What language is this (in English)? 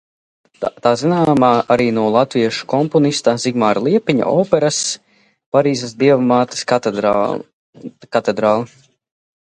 Latvian